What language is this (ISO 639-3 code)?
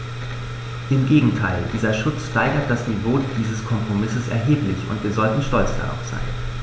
deu